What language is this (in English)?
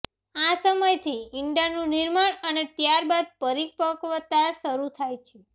Gujarati